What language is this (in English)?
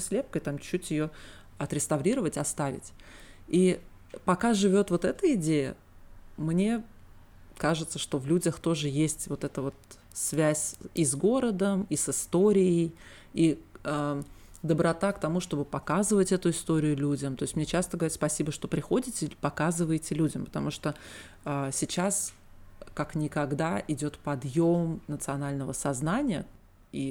Russian